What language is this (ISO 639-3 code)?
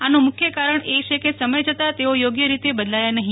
guj